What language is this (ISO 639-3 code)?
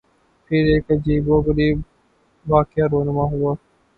urd